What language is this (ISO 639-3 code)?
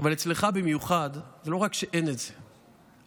heb